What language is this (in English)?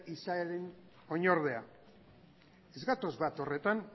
Basque